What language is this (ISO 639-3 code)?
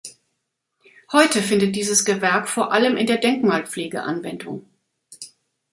deu